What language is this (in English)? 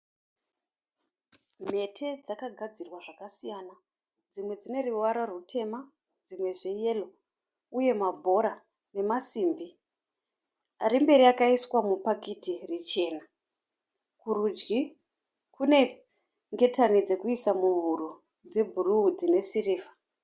Shona